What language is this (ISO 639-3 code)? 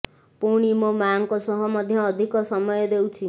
ori